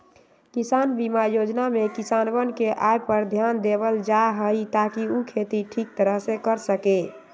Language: Magahi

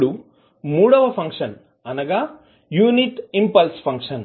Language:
Telugu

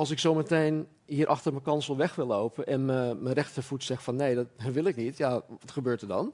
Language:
Dutch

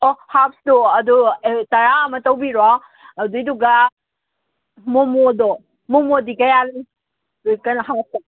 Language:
Manipuri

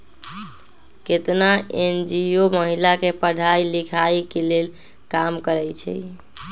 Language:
Magahi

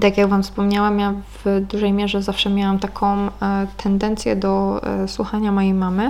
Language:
Polish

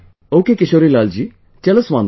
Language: English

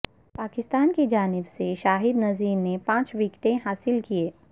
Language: Urdu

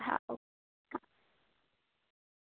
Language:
Gujarati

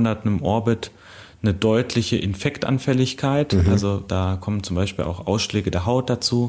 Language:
German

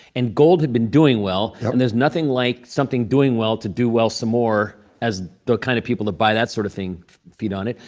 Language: English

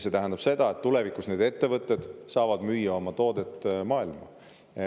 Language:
Estonian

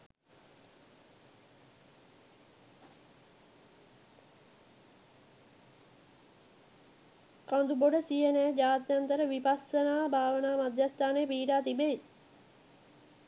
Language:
Sinhala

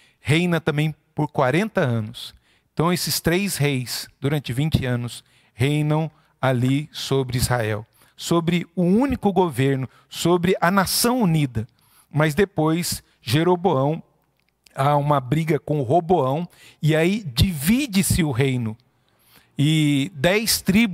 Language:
Portuguese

